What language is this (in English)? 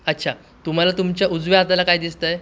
Marathi